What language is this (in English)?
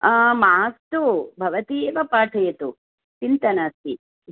Sanskrit